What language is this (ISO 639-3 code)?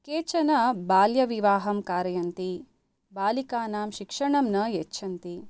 san